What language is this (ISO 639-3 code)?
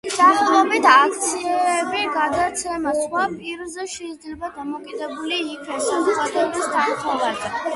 kat